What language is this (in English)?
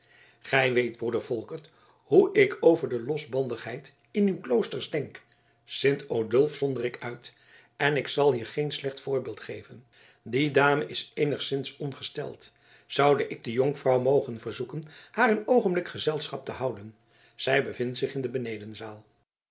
Dutch